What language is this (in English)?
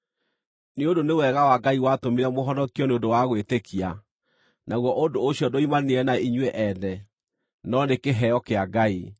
Kikuyu